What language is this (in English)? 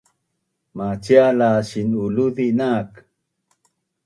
Bunun